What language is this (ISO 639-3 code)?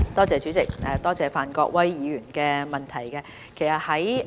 yue